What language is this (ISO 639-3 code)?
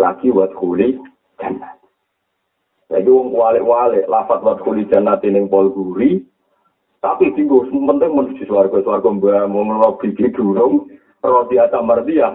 msa